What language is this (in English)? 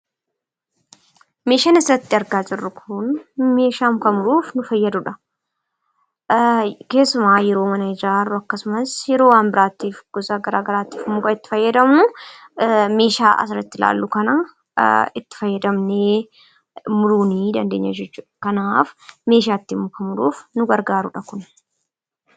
Oromo